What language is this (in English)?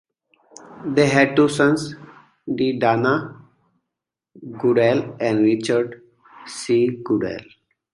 English